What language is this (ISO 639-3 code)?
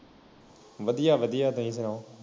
pan